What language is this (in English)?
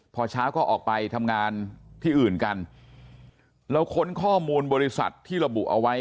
Thai